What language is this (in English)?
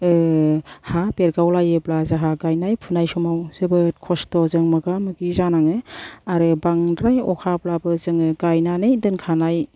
Bodo